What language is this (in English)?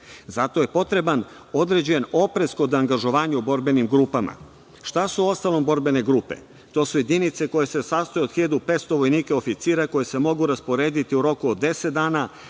Serbian